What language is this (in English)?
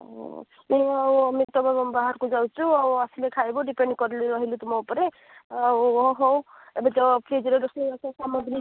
Odia